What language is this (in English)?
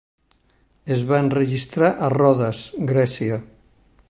Catalan